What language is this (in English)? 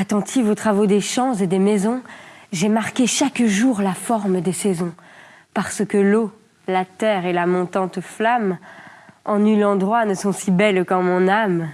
French